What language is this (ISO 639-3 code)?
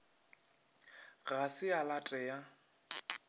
nso